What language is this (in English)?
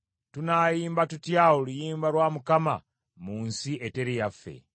Ganda